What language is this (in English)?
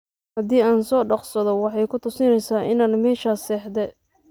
Somali